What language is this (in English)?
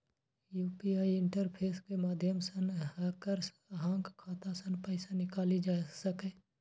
Maithili